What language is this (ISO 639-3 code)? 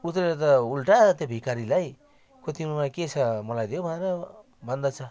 nep